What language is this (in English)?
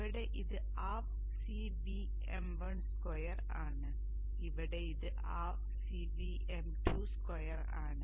Malayalam